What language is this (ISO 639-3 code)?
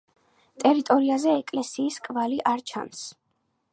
kat